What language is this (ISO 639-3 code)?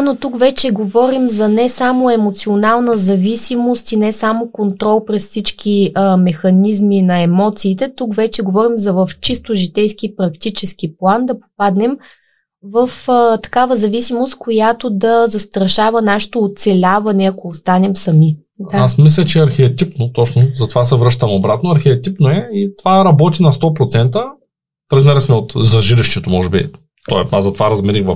bul